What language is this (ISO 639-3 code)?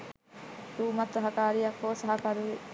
sin